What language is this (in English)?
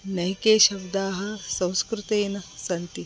Sanskrit